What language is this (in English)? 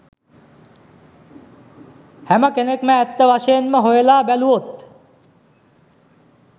Sinhala